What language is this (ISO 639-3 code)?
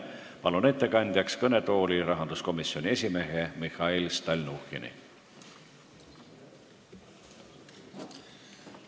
est